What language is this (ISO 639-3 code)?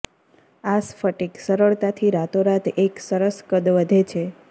guj